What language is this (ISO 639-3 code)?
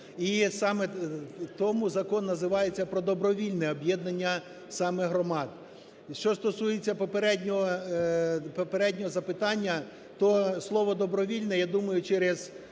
ukr